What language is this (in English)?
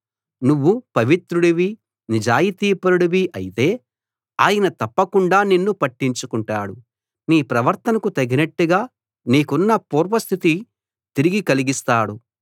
Telugu